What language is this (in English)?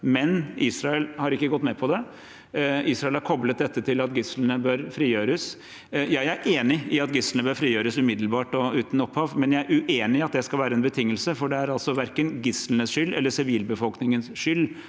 Norwegian